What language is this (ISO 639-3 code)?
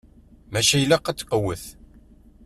kab